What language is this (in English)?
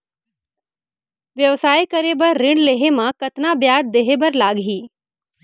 Chhattisgarhi